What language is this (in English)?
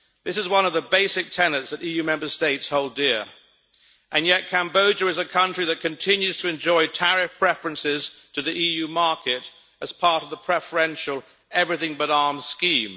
English